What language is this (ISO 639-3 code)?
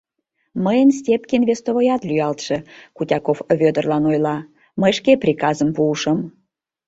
chm